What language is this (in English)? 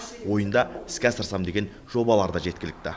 Kazakh